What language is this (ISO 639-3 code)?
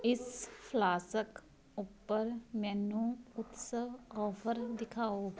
pan